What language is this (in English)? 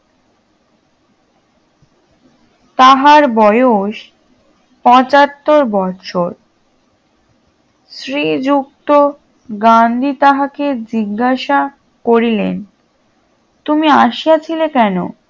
Bangla